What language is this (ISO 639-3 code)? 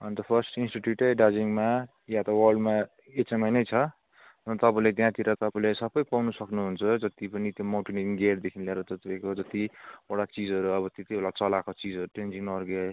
nep